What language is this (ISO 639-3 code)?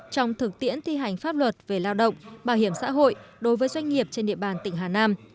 vie